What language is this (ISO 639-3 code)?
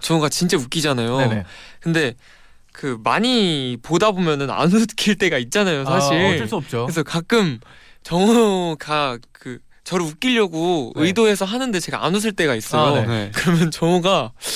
kor